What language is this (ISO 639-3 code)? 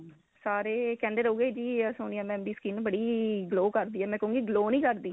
pan